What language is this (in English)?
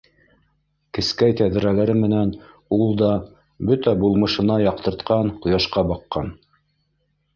Bashkir